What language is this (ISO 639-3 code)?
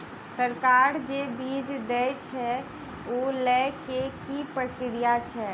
mai